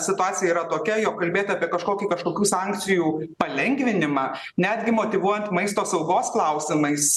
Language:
Lithuanian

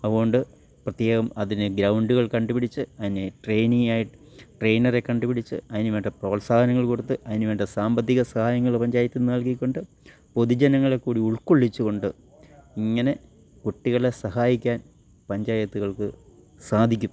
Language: Malayalam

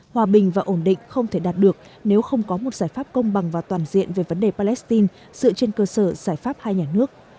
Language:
Vietnamese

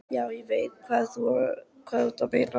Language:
Icelandic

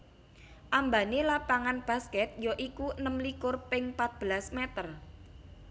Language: Javanese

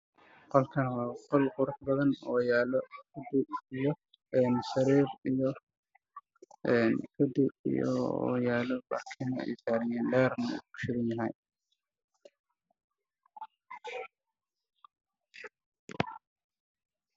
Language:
Somali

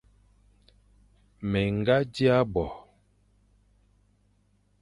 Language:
Fang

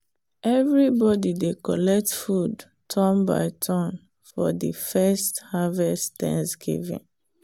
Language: Nigerian Pidgin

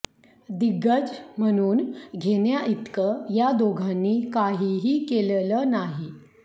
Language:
Marathi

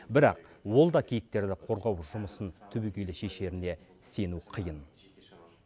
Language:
Kazakh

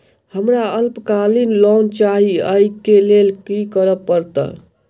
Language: Maithili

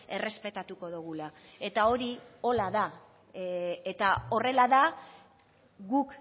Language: Basque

